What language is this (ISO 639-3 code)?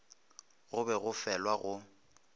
nso